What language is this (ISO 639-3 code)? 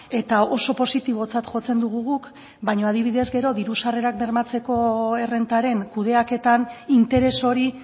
eus